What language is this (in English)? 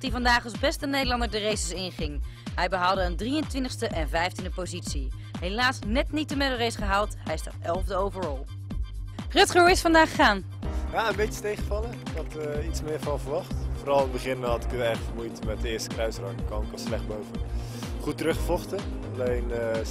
Dutch